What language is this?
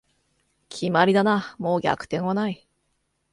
Japanese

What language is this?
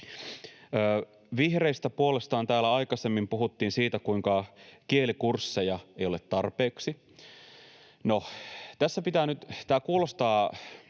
Finnish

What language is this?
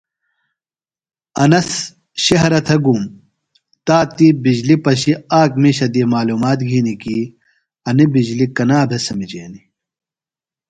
Phalura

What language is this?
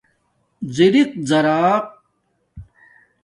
Domaaki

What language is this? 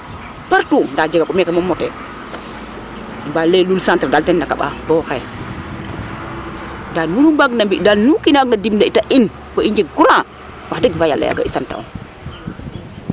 Serer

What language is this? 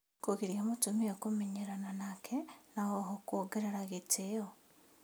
Kikuyu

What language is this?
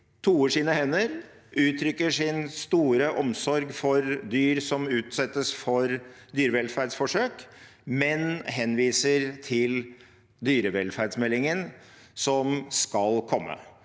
Norwegian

